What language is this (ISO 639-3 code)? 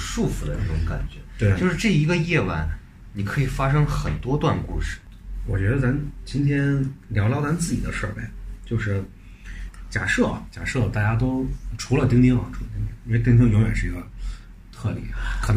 zho